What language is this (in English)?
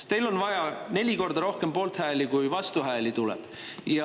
Estonian